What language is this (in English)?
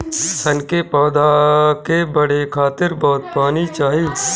Bhojpuri